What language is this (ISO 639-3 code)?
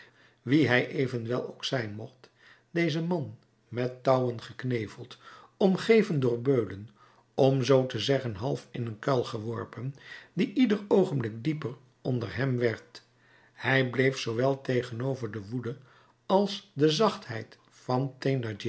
nld